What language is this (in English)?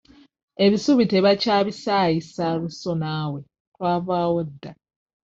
Ganda